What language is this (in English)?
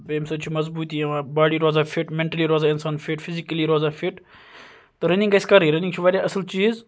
Kashmiri